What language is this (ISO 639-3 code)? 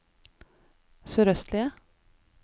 nor